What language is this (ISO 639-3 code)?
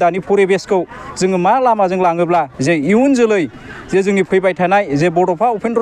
ind